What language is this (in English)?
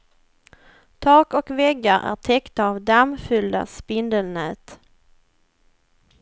Swedish